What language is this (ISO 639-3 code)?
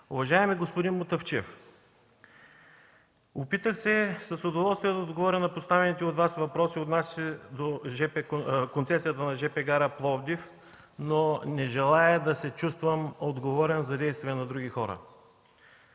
bul